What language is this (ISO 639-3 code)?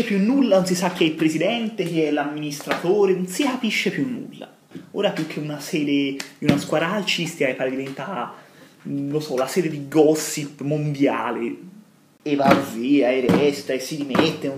ita